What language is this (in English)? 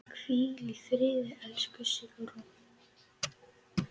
Icelandic